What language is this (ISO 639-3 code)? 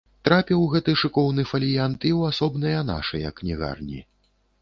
bel